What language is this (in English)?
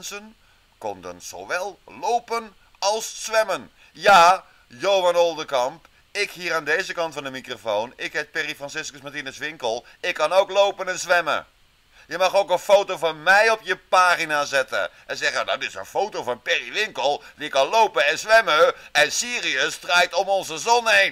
Dutch